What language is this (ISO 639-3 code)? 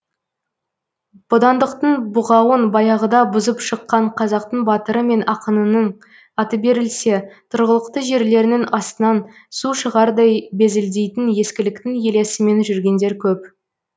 kaz